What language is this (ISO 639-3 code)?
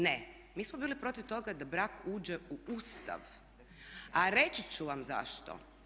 hrv